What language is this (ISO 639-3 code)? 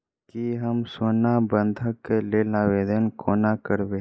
mai